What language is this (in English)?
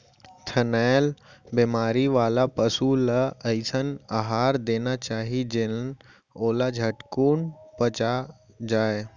Chhattisgarhi